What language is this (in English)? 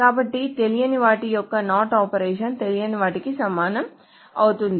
Telugu